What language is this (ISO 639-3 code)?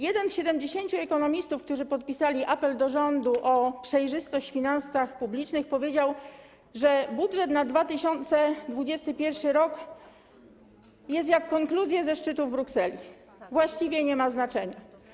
pol